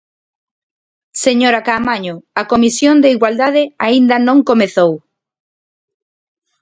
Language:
Galician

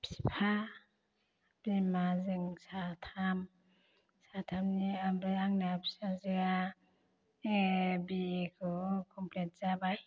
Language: Bodo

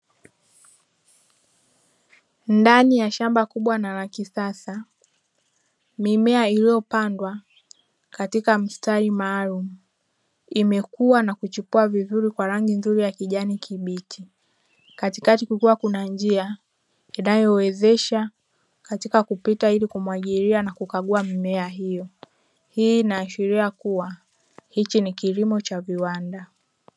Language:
Swahili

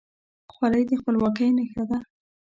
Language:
Pashto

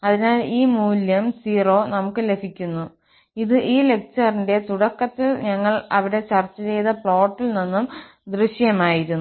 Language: Malayalam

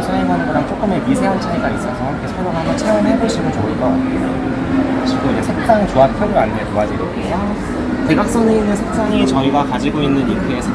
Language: Korean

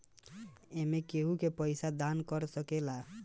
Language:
Bhojpuri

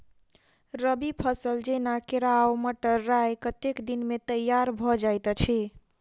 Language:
Maithili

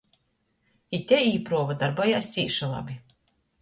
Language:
Latgalian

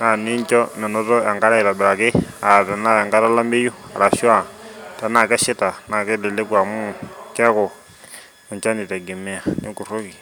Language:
Masai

